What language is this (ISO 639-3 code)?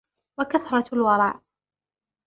ara